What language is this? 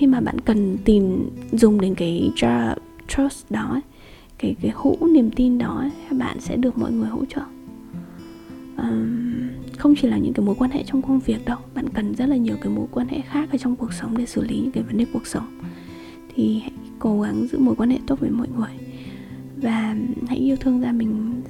Vietnamese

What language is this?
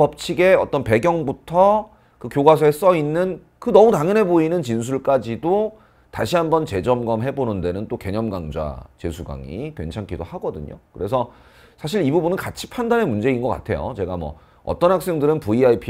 Korean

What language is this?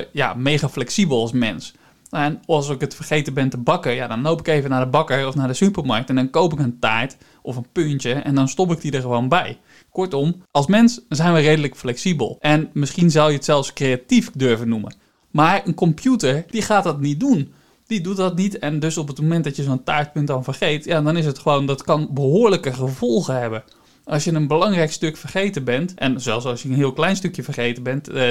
Dutch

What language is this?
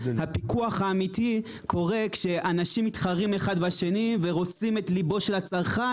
Hebrew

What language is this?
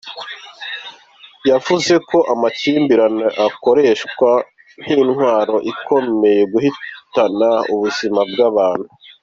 Kinyarwanda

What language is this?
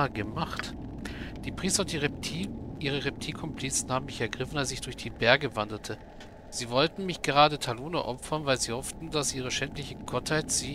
German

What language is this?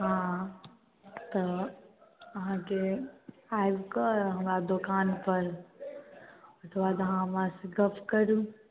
Maithili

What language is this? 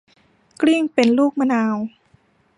Thai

